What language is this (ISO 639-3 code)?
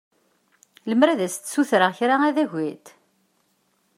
kab